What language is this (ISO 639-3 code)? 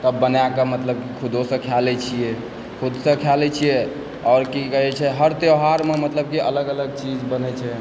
mai